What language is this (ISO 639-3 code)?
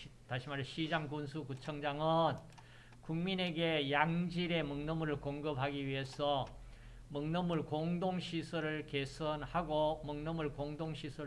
kor